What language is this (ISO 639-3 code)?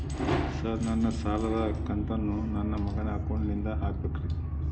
kan